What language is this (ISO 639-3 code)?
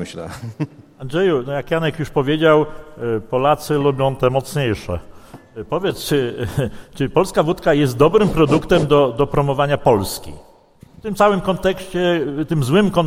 pol